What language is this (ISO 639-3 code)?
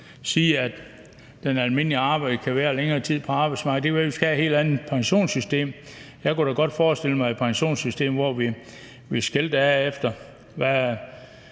dan